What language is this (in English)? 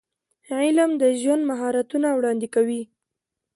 Pashto